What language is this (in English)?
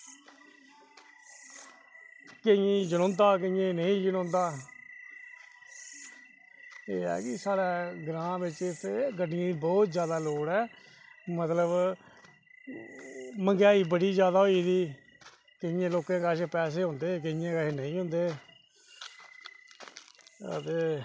Dogri